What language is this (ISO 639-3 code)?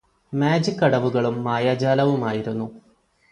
mal